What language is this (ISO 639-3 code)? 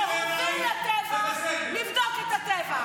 heb